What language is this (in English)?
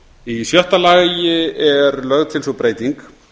Icelandic